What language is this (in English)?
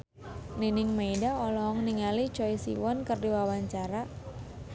Sundanese